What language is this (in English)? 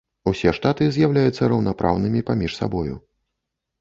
Belarusian